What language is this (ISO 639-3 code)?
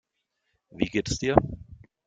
deu